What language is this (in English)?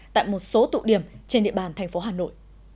Vietnamese